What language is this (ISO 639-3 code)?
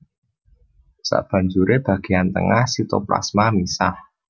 jav